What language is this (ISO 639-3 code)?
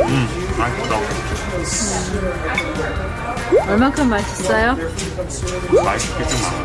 kor